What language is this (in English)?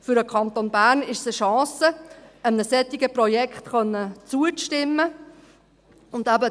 Swiss German